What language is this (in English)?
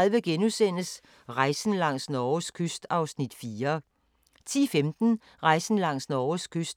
Danish